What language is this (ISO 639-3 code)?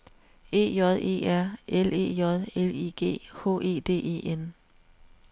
dan